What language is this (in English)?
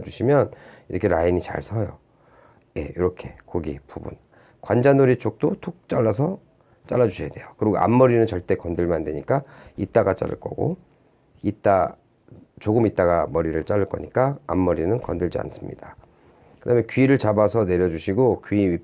Korean